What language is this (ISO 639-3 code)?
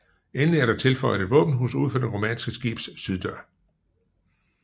dan